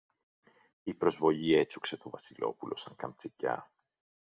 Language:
Greek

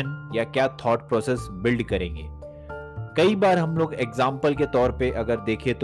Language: Hindi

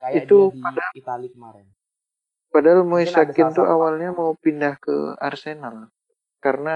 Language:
Indonesian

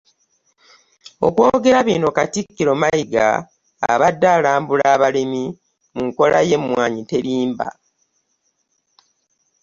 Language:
Ganda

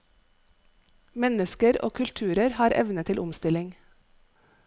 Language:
Norwegian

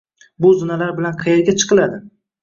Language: Uzbek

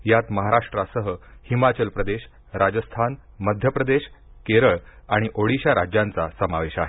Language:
Marathi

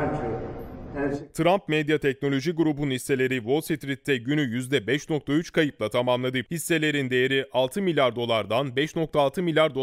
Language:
Turkish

